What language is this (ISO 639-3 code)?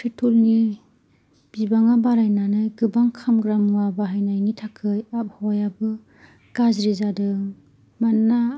brx